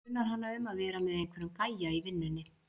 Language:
Icelandic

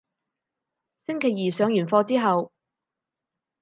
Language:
Cantonese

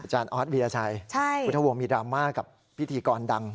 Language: Thai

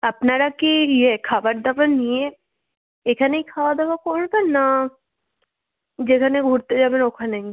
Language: Bangla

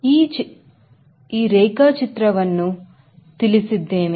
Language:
Kannada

